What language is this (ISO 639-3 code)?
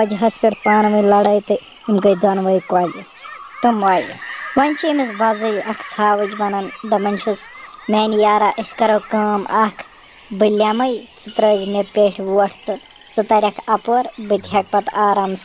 ron